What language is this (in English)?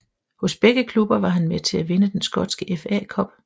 Danish